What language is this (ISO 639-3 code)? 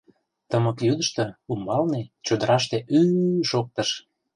chm